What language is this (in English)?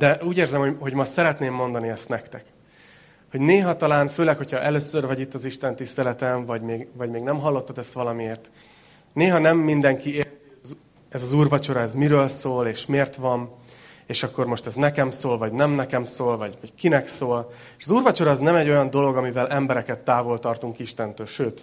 Hungarian